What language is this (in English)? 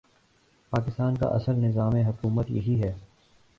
Urdu